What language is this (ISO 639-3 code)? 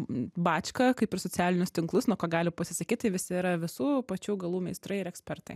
lit